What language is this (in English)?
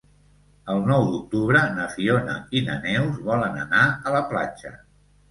Catalan